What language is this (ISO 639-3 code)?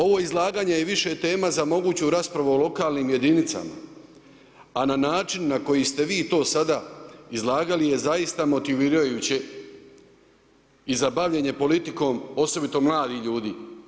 hrv